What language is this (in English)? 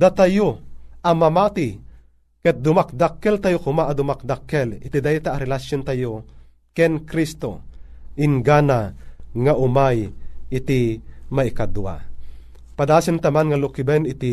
Filipino